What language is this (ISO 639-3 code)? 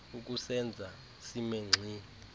xho